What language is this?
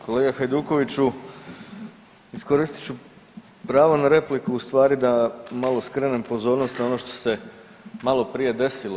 Croatian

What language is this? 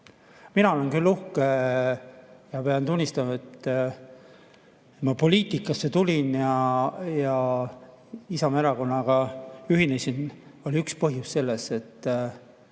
Estonian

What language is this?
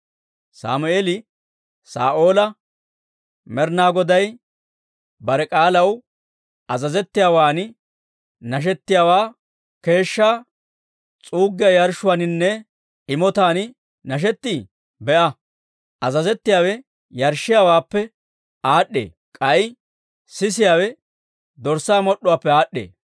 Dawro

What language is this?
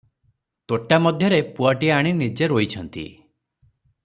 Odia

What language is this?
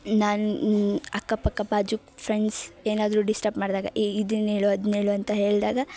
Kannada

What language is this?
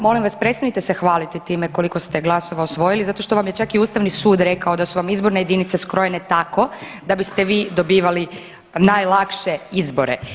Croatian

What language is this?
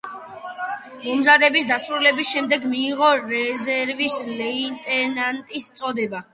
Georgian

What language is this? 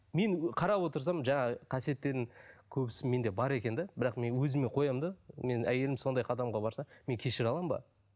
Kazakh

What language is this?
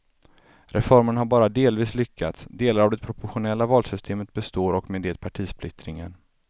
Swedish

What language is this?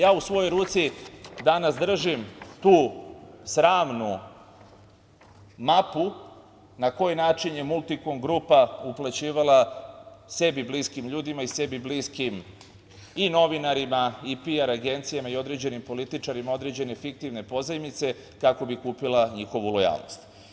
Serbian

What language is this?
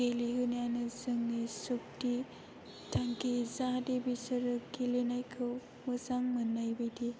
Bodo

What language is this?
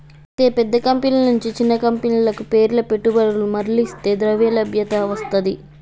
Telugu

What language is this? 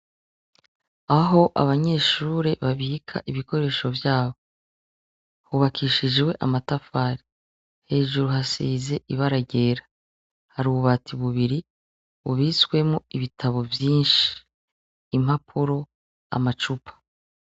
Rundi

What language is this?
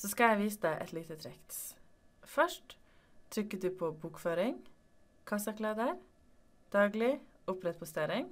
Norwegian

